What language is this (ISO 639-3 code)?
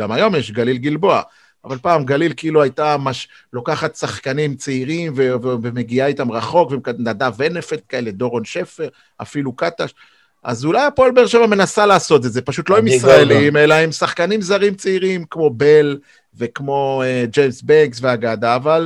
heb